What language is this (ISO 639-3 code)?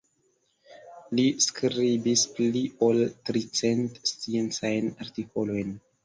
epo